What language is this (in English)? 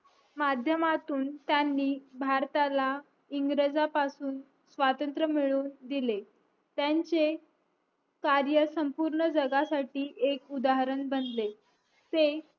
Marathi